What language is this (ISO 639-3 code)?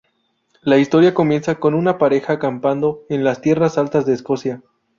spa